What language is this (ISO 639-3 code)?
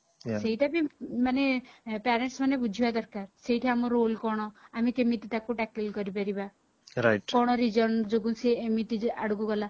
ori